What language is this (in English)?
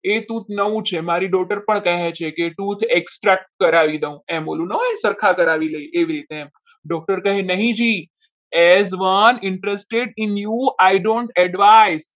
Gujarati